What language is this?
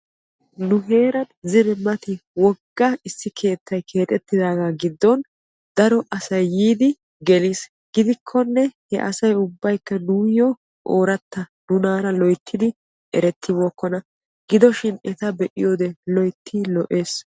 Wolaytta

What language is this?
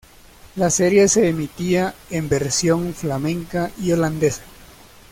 Spanish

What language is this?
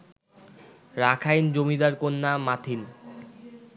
Bangla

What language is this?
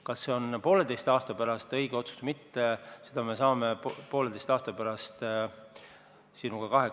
Estonian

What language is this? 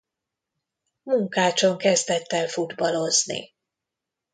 Hungarian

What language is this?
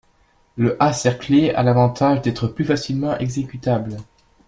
French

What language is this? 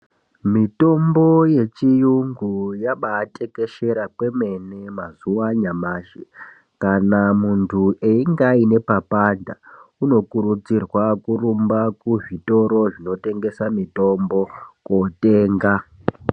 Ndau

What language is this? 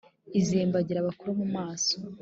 Kinyarwanda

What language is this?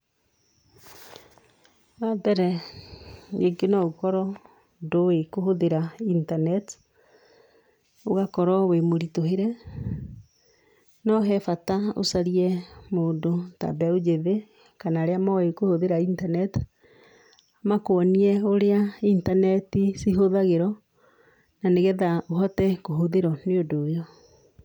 Kikuyu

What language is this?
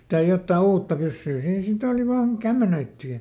Finnish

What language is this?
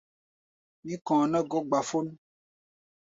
Gbaya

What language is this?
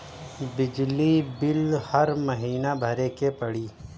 Bhojpuri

